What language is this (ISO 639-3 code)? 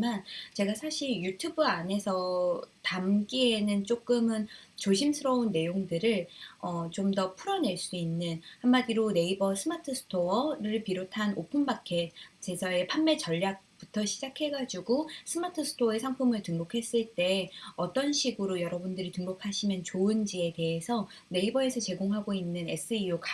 kor